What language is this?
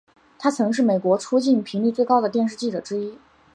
Chinese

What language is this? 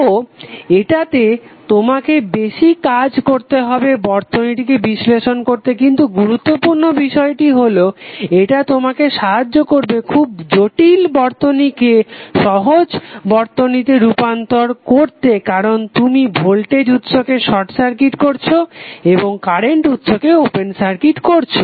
Bangla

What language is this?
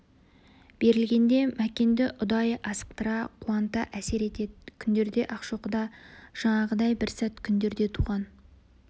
Kazakh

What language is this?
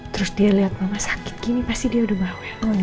Indonesian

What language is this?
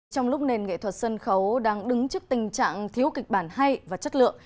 Vietnamese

